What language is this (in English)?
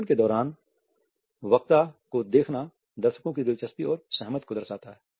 Hindi